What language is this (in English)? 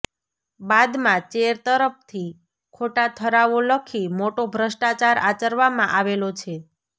Gujarati